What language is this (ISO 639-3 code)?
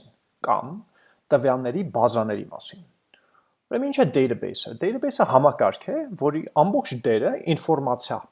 nld